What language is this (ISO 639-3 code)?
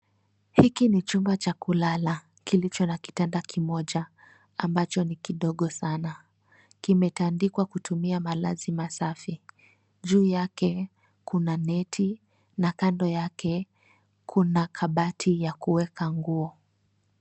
swa